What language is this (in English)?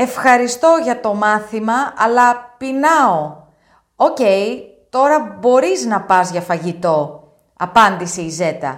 Greek